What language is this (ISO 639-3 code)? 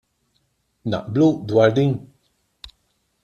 mlt